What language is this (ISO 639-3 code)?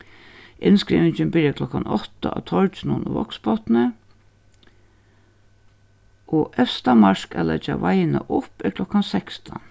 fao